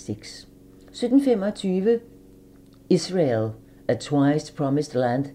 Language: Danish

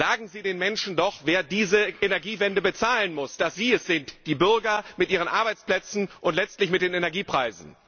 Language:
German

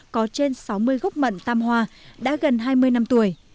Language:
Vietnamese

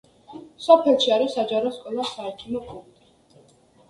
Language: Georgian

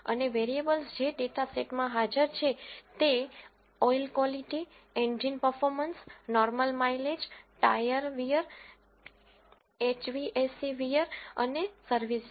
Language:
Gujarati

